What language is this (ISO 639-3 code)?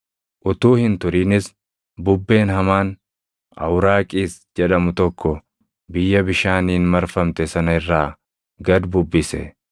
orm